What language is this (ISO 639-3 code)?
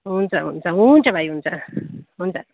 nep